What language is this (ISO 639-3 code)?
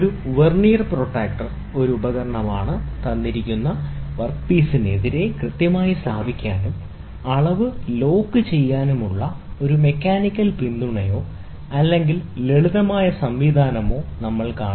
mal